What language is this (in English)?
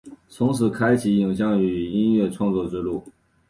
Chinese